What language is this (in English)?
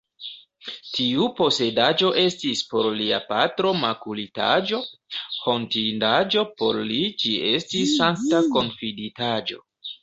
Esperanto